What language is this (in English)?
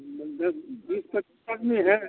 Hindi